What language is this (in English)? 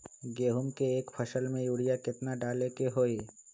Magahi